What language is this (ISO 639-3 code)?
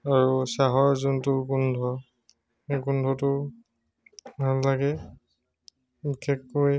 asm